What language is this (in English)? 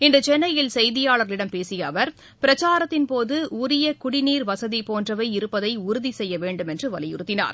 Tamil